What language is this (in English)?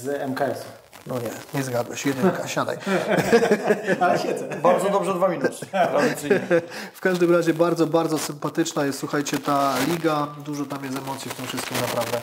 Polish